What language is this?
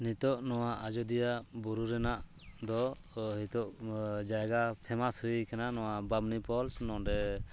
Santali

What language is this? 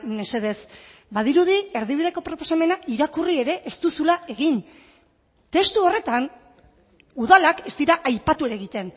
Basque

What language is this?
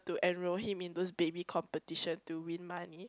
English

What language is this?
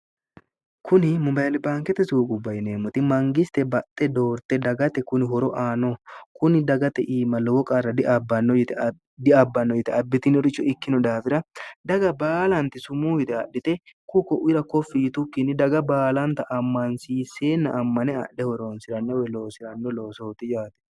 Sidamo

